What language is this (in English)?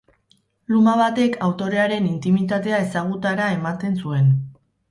Basque